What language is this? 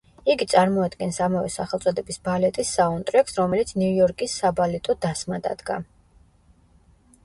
Georgian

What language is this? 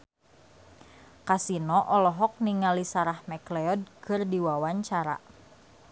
Sundanese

